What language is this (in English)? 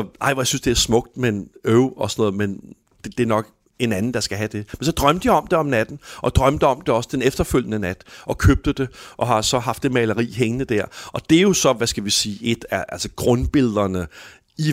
Danish